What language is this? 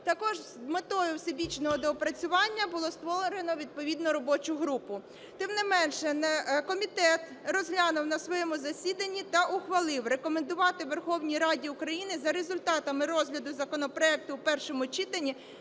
Ukrainian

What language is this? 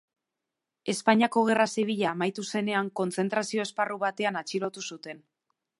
Basque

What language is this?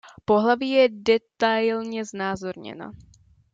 Czech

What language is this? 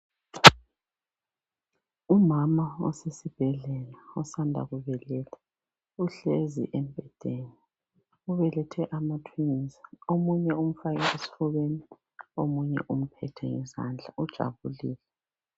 North Ndebele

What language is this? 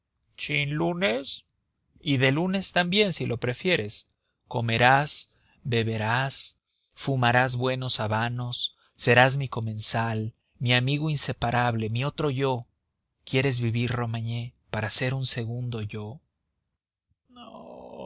Spanish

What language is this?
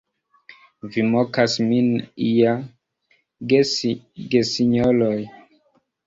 Esperanto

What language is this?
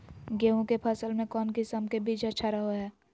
Magahi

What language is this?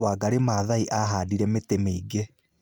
Kikuyu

